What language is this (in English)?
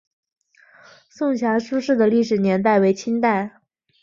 Chinese